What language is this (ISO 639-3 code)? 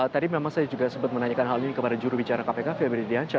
ind